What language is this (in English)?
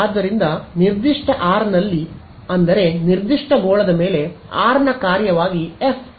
Kannada